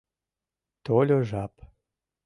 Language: Mari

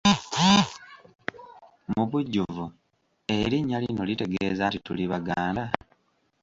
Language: Ganda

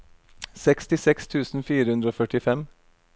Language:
Norwegian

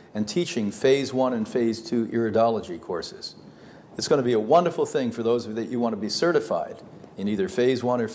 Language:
English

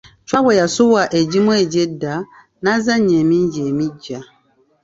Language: Ganda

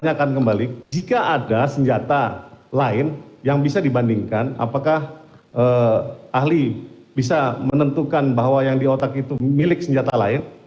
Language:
Indonesian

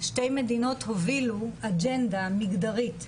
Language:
Hebrew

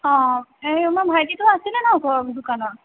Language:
Assamese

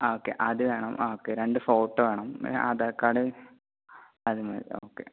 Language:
Malayalam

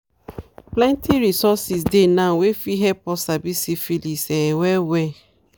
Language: Nigerian Pidgin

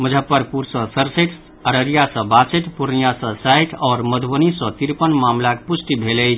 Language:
Maithili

